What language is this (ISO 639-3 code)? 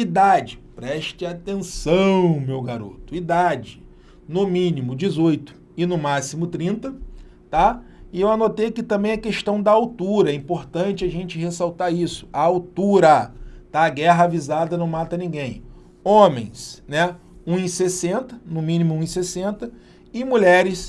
por